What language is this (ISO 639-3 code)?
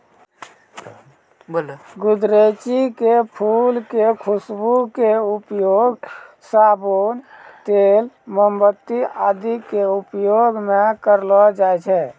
mai